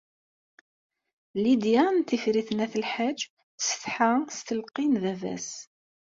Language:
Kabyle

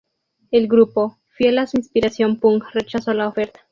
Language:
Spanish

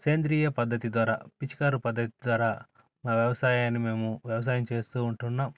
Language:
Telugu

